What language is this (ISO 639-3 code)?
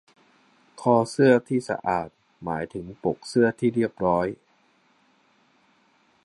tha